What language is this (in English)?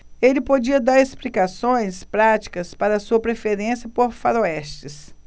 Portuguese